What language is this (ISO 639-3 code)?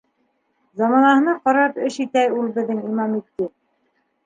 bak